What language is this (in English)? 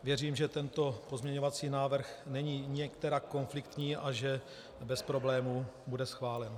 Czech